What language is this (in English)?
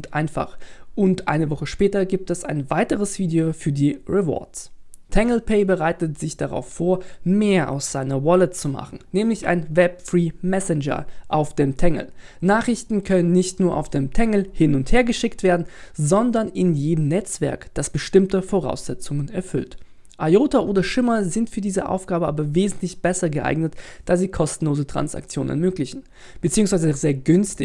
German